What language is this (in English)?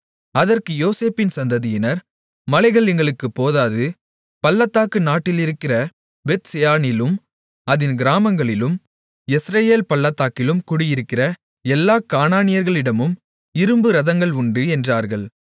Tamil